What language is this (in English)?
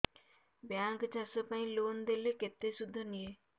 Odia